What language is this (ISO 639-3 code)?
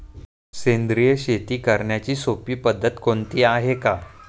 mar